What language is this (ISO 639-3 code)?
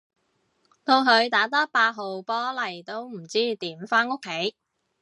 yue